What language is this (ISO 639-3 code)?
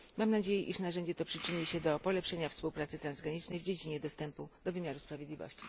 pol